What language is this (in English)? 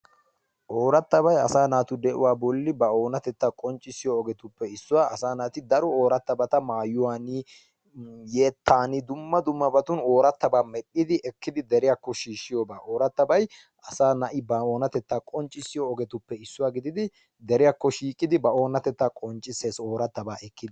Wolaytta